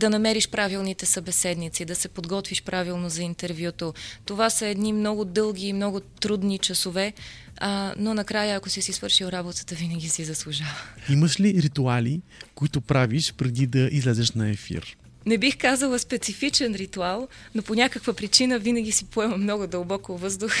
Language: Bulgarian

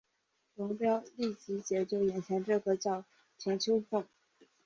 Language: Chinese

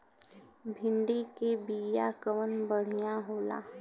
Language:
Bhojpuri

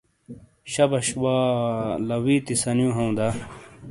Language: Shina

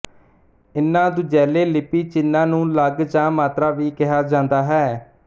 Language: Punjabi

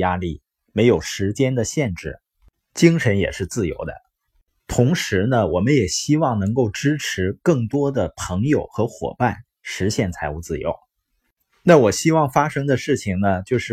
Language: Chinese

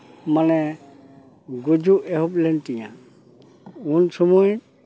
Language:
Santali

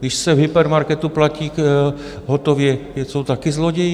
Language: Czech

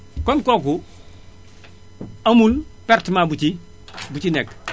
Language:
Wolof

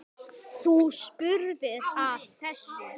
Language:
Icelandic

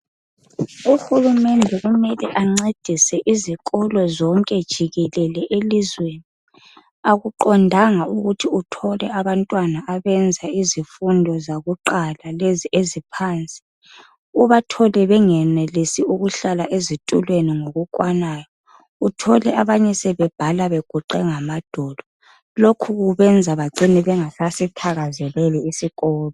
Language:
North Ndebele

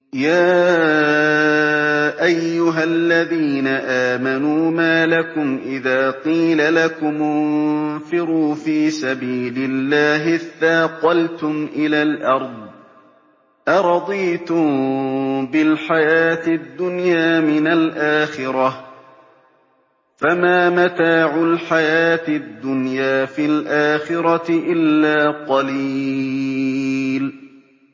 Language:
Arabic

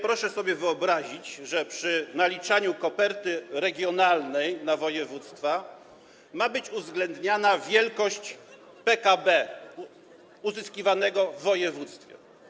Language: Polish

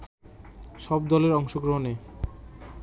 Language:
Bangla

